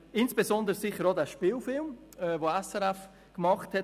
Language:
Swiss German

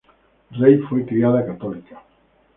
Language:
Spanish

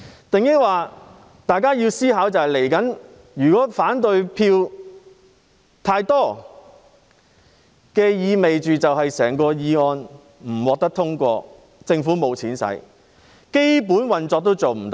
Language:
Cantonese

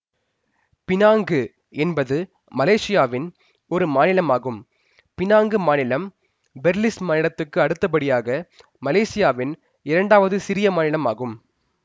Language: Tamil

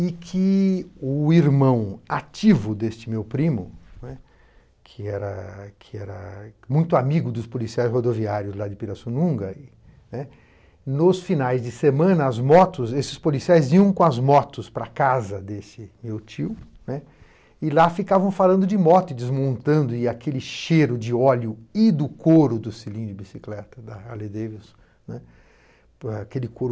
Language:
Portuguese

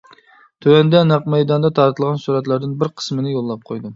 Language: Uyghur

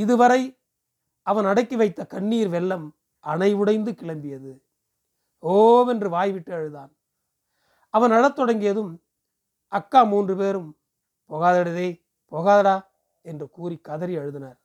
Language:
Tamil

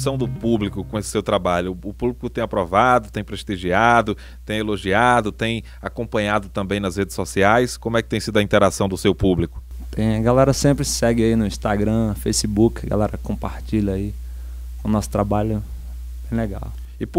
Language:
Portuguese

